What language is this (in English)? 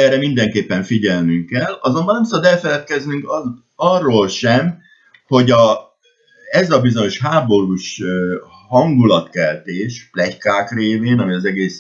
Hungarian